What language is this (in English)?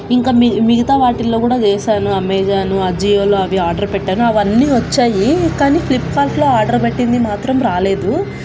Telugu